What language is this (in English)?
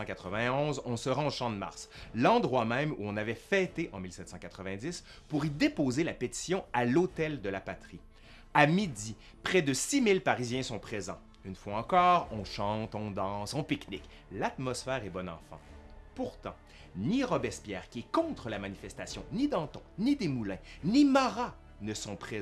French